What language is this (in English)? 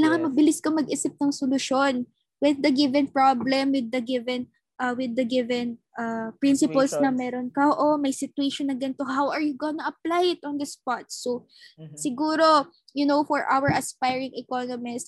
Filipino